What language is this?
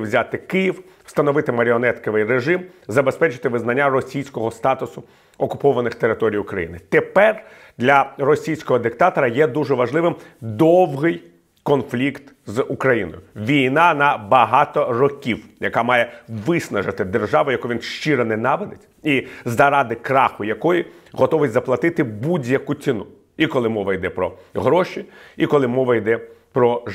Ukrainian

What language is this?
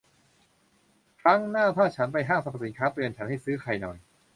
Thai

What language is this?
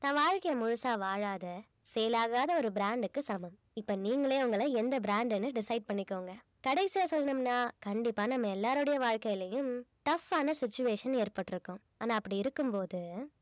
Tamil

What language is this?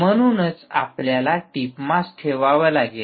Marathi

